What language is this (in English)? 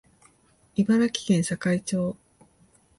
Japanese